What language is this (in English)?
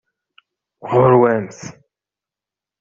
Kabyle